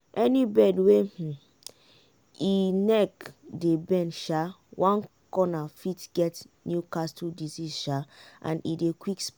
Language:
Nigerian Pidgin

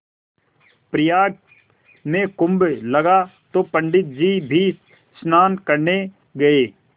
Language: Hindi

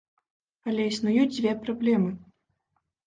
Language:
Belarusian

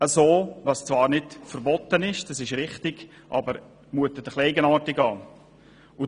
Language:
Swiss German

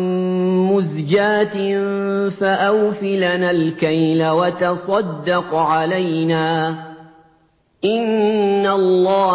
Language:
Arabic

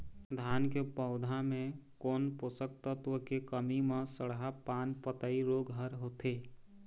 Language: Chhattisgarhi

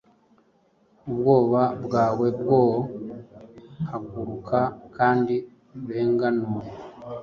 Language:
Kinyarwanda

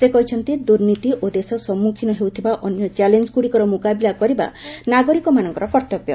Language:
Odia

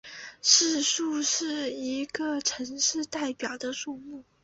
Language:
Chinese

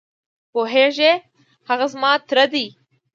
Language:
Pashto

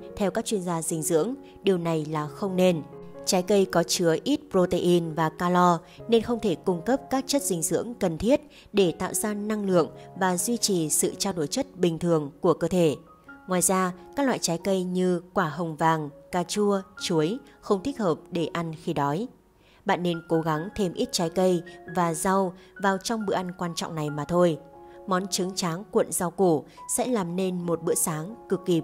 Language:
Vietnamese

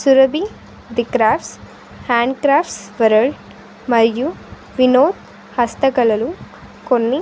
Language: Telugu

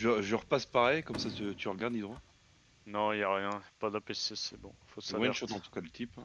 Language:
French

